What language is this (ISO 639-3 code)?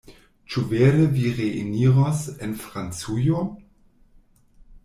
epo